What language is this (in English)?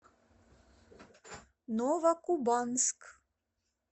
Russian